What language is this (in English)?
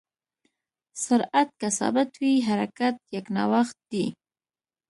Pashto